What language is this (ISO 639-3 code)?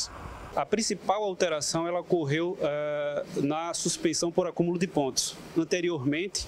por